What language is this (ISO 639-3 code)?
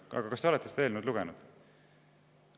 est